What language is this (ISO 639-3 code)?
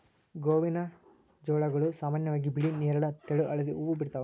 kan